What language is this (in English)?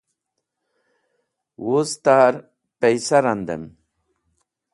Wakhi